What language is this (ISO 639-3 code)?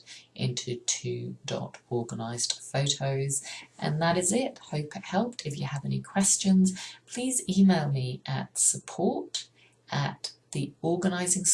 eng